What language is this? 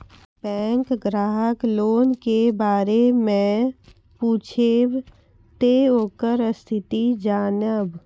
Maithili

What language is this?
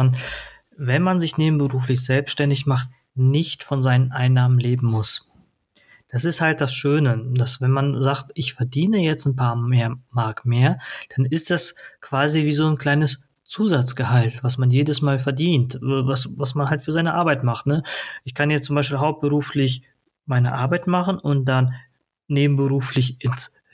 German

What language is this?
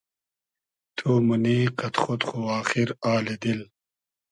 Hazaragi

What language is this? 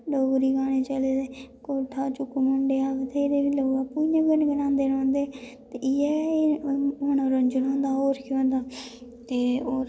Dogri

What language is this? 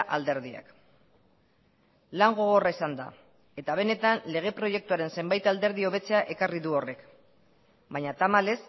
Basque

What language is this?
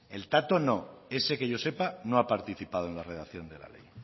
Spanish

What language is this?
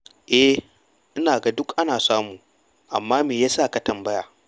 Hausa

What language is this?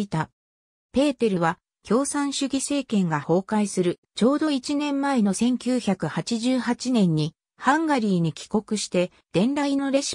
Japanese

